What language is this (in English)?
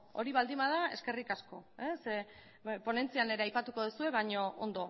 Basque